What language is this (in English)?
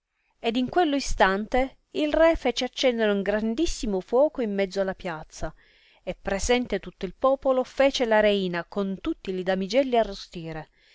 Italian